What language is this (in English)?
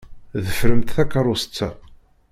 Kabyle